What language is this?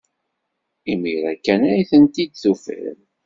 Kabyle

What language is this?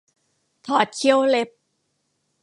Thai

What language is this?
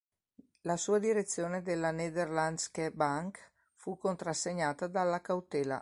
Italian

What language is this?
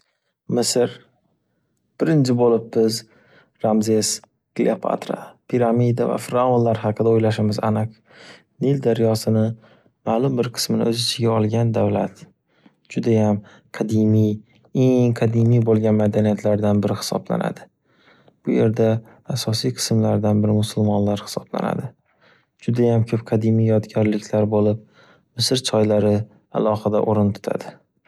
Uzbek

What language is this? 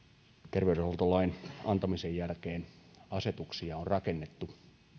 Finnish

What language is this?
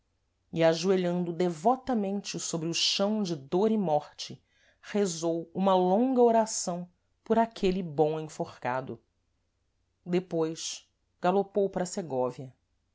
Portuguese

